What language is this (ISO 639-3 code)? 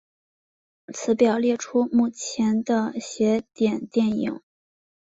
zho